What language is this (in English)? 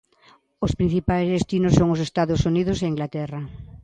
Galician